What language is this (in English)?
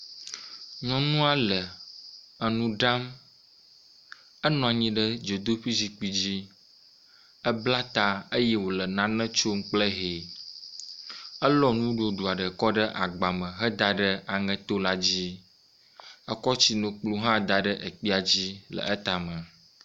Ewe